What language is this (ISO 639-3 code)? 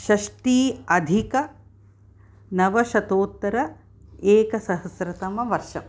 san